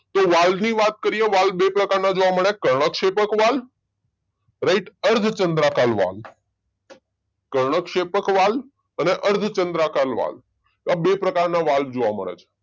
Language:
Gujarati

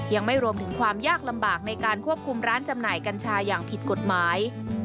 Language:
Thai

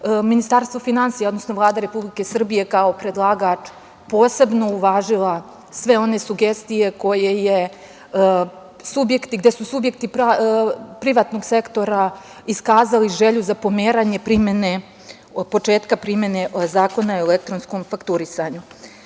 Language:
Serbian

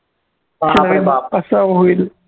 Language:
Marathi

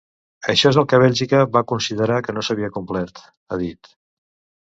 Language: Catalan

